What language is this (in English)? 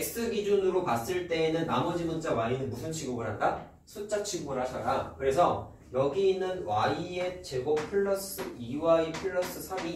Korean